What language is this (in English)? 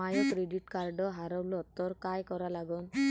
Marathi